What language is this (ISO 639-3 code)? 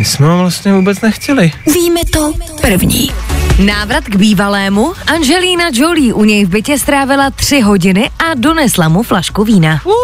ces